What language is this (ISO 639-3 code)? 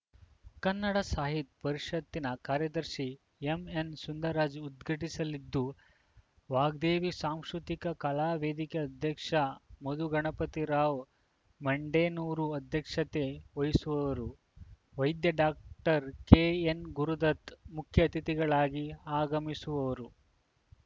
kan